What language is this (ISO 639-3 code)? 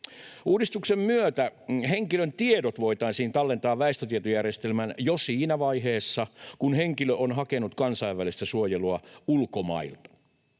fin